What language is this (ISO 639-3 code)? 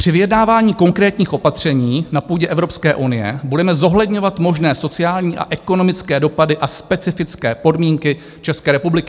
ces